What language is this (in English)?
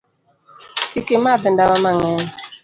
Luo (Kenya and Tanzania)